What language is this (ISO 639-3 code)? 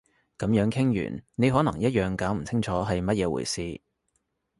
yue